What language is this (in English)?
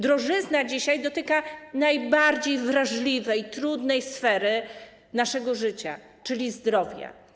Polish